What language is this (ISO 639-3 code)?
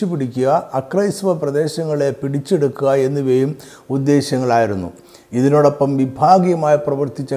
mal